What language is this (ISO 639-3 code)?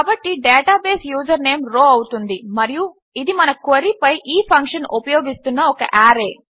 tel